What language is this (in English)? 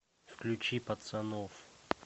Russian